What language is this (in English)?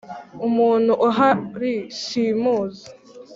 Kinyarwanda